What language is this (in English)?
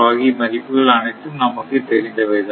Tamil